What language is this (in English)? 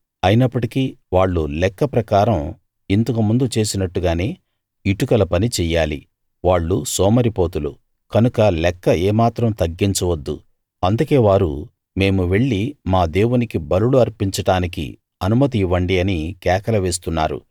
Telugu